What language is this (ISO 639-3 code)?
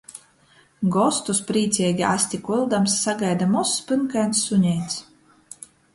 ltg